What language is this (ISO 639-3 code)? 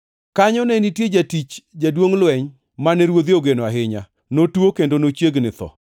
luo